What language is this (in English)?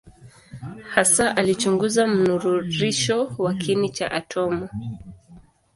Swahili